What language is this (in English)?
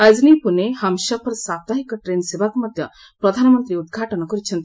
Odia